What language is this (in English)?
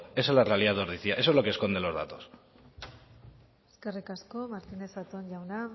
Spanish